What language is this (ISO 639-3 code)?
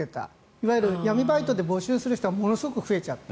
jpn